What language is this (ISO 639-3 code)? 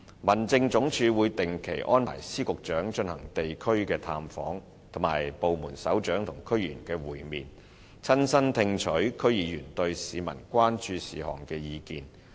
yue